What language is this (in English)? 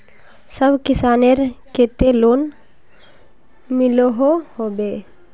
Magahi